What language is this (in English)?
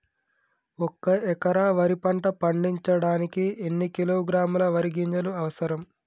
Telugu